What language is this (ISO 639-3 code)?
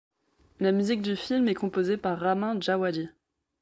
fra